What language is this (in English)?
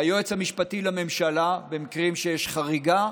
Hebrew